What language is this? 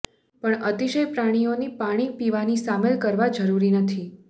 Gujarati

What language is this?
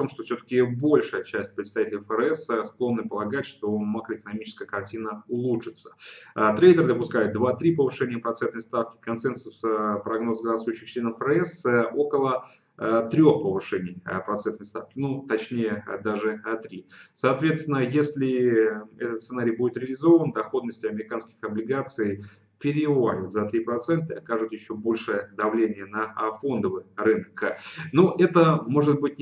Russian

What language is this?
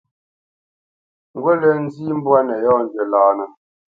Bamenyam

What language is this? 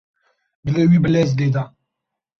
Kurdish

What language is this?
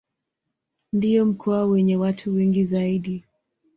Swahili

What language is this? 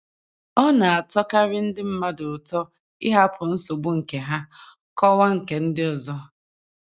Igbo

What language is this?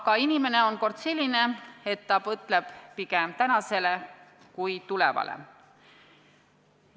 Estonian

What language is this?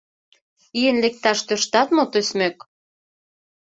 Mari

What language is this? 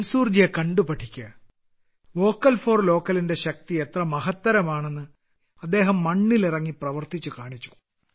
Malayalam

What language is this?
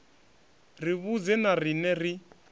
Venda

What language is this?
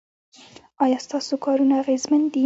Pashto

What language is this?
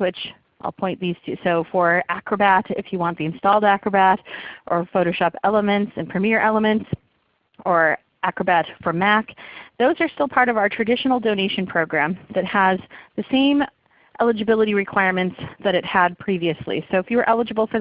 English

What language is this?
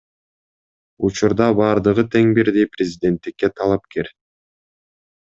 Kyrgyz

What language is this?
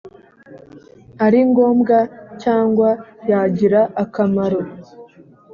Kinyarwanda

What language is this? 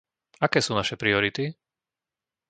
Slovak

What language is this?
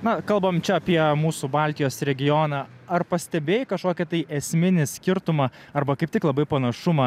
Lithuanian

